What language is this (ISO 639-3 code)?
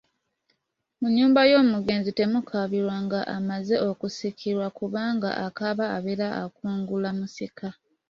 lug